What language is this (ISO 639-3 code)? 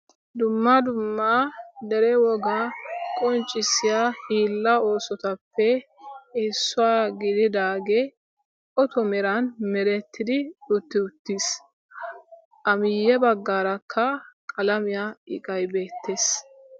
wal